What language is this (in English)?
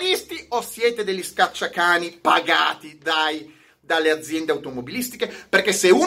Italian